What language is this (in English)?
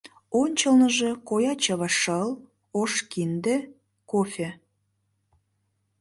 Mari